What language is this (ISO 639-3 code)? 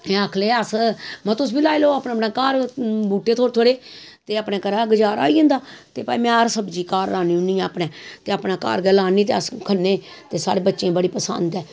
doi